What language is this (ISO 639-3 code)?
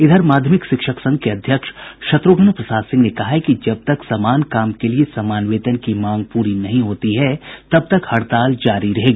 hin